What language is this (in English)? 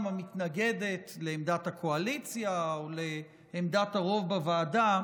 Hebrew